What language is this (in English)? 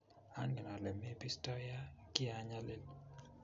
Kalenjin